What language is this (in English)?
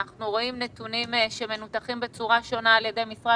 Hebrew